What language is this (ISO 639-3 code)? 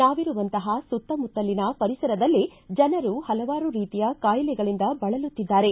kan